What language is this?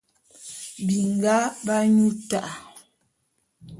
Bulu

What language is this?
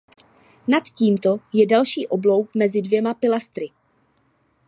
Czech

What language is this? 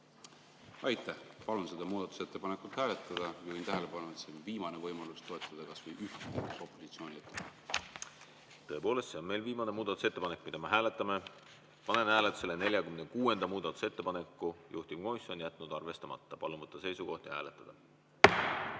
Estonian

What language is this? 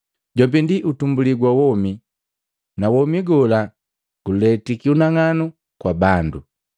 Matengo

